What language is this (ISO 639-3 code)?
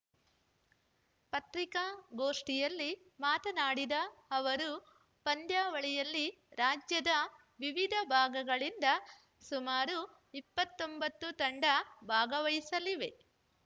kan